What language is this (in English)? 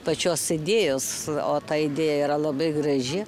Lithuanian